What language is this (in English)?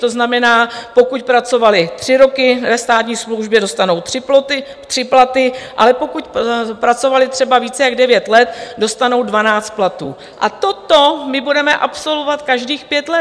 Czech